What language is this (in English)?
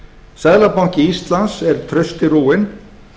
Icelandic